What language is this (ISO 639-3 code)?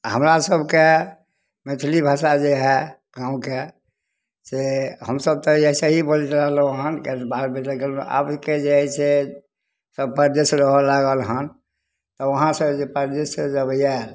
mai